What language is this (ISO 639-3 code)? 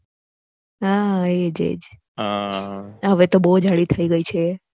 guj